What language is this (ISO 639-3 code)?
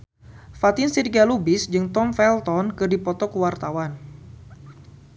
sun